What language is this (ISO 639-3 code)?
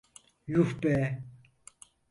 tur